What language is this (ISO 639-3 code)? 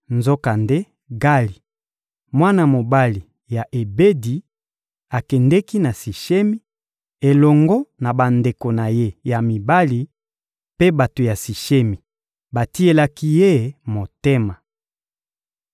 lin